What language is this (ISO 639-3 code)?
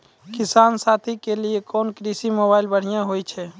mai